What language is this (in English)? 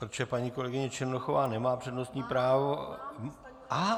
Czech